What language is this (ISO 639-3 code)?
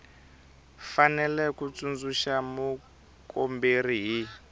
tso